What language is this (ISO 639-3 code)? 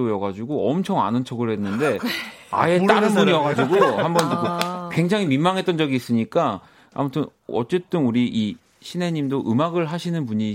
kor